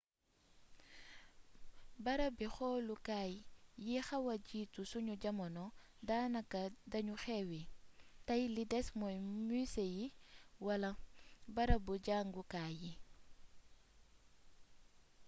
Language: Wolof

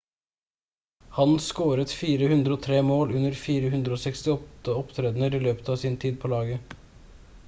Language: Norwegian Bokmål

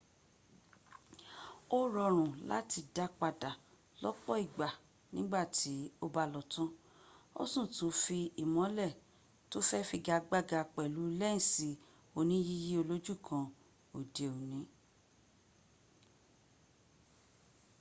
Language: Yoruba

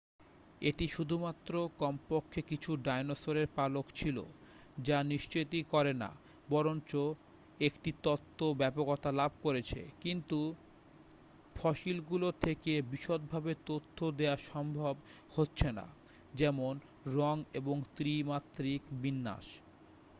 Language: Bangla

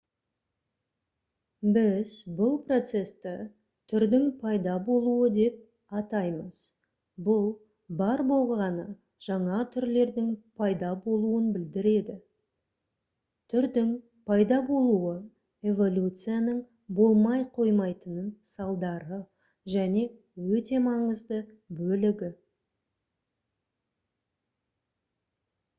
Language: Kazakh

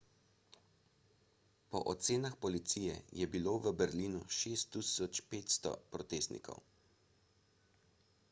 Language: Slovenian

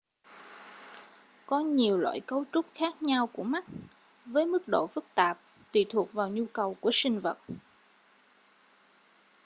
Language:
Vietnamese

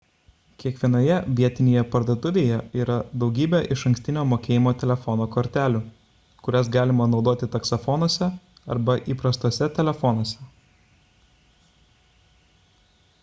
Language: Lithuanian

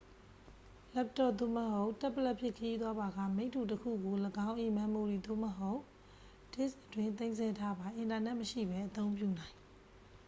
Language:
Burmese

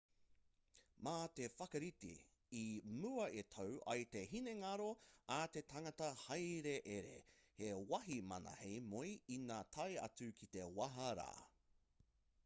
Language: Māori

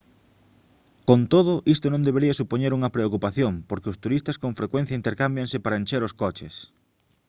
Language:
Galician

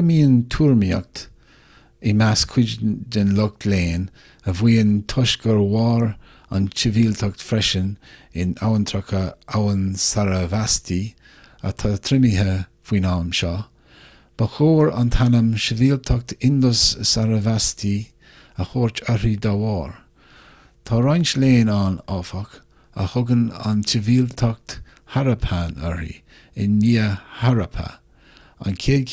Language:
Irish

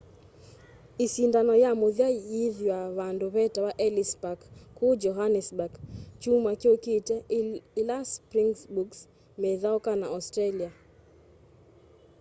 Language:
Kamba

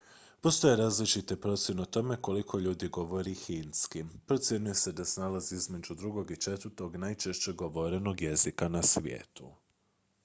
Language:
Croatian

